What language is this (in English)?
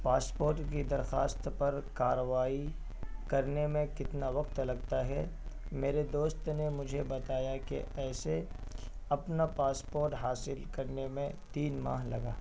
Urdu